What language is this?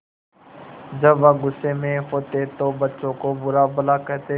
Hindi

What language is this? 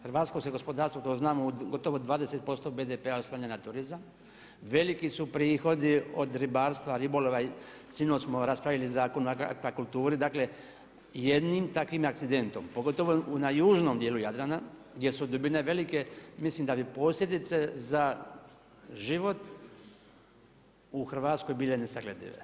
Croatian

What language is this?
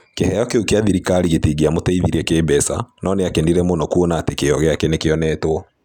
Kikuyu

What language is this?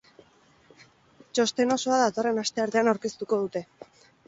Basque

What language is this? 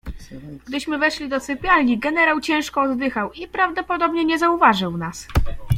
Polish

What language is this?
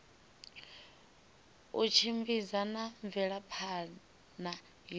Venda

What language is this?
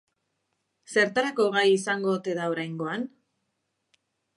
Basque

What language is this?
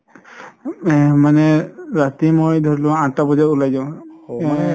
Assamese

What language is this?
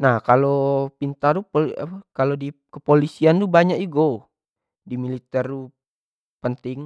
Jambi Malay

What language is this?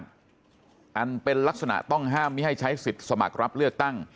Thai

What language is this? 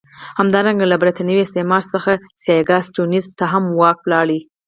Pashto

